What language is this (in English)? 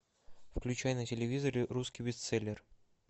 Russian